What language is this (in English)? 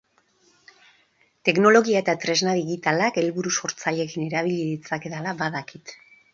Basque